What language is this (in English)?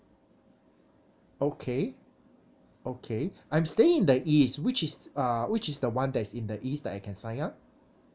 English